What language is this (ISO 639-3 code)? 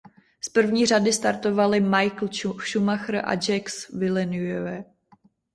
ces